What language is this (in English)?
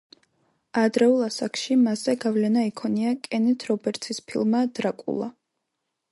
Georgian